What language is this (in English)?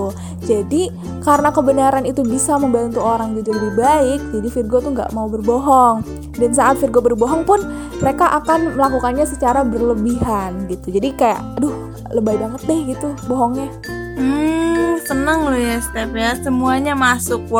Indonesian